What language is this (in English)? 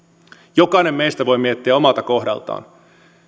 Finnish